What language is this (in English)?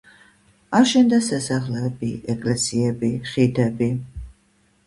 Georgian